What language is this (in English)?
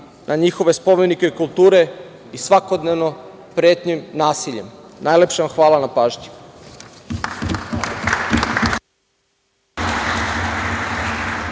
Serbian